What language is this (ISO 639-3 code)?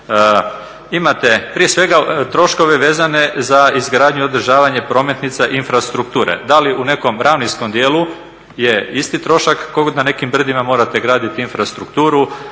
hrv